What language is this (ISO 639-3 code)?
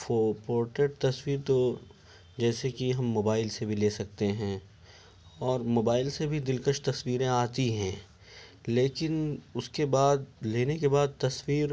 urd